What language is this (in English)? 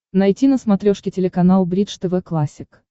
Russian